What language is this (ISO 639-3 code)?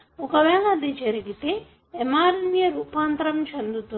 tel